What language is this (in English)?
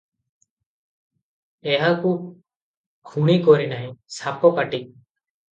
Odia